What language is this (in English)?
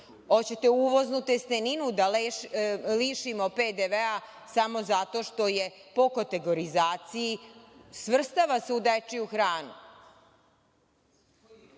Serbian